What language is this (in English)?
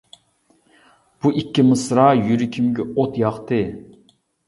Uyghur